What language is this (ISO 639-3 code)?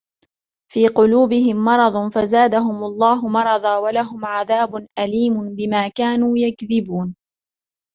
ara